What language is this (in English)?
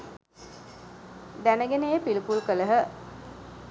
Sinhala